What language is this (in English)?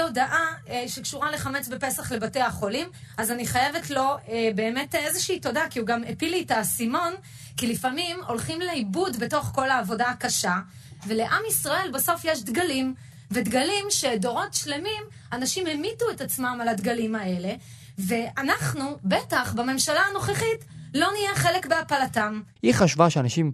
Hebrew